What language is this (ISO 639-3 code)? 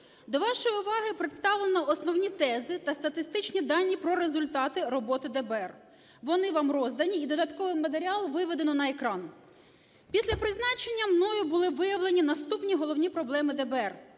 ukr